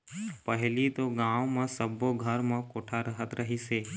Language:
Chhattisgarhi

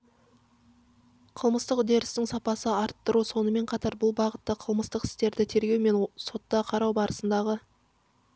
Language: Kazakh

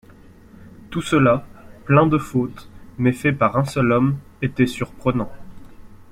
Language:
French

